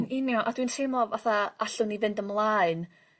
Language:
Welsh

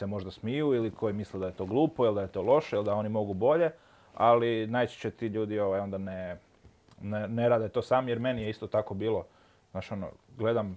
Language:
Croatian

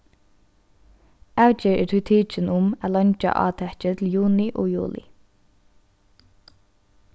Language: Faroese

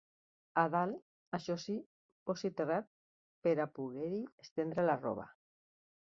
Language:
Catalan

